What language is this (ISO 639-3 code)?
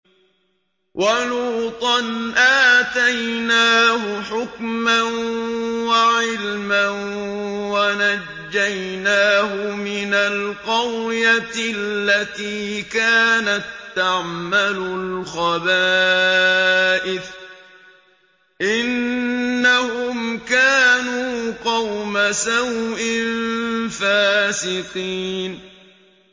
ara